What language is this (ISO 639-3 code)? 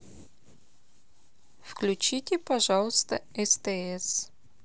rus